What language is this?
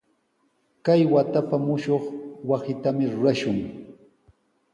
Sihuas Ancash Quechua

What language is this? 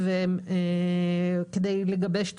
Hebrew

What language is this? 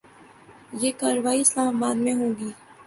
Urdu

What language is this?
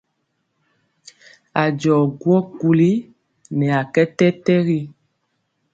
Mpiemo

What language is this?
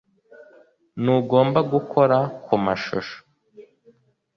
Kinyarwanda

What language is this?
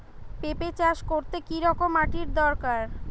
Bangla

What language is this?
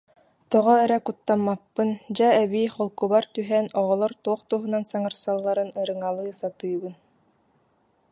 Yakut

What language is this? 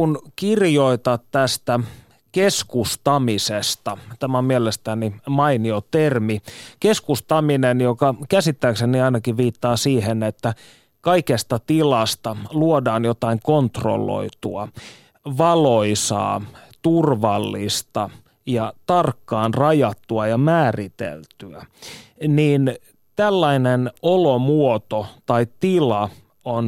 Finnish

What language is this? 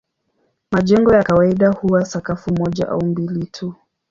Swahili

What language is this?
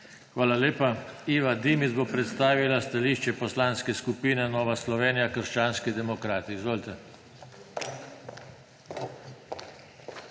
Slovenian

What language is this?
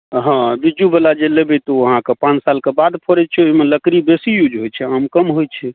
Maithili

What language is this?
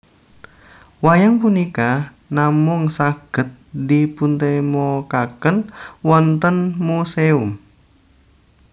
Javanese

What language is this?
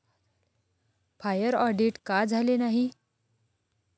Marathi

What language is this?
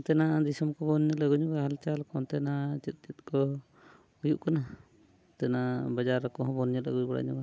Santali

